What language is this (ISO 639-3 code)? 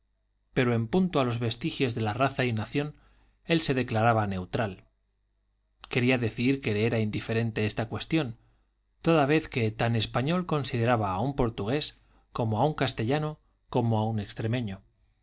spa